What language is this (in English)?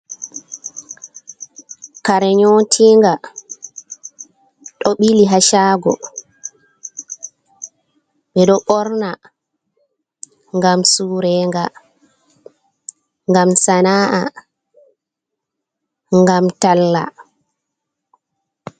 Fula